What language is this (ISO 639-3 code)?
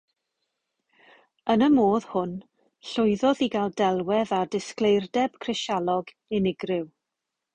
cym